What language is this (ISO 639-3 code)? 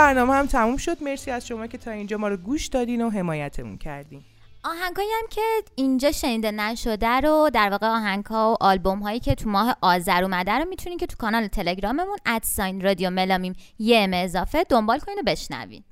fas